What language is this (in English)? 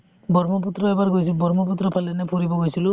Assamese